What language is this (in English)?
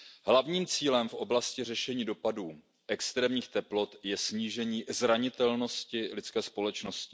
Czech